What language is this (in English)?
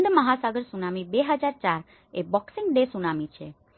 Gujarati